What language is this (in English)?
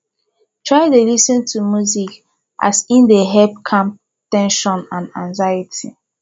Nigerian Pidgin